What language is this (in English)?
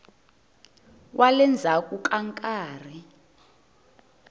Tsonga